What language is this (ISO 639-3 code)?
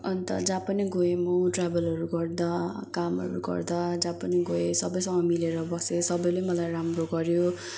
nep